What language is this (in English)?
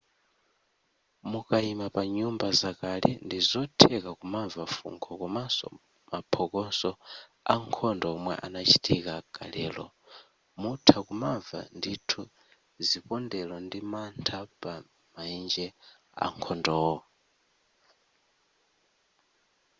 Nyanja